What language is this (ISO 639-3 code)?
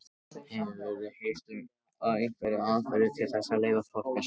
isl